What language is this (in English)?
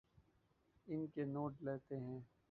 Urdu